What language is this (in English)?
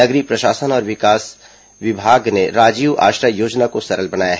Hindi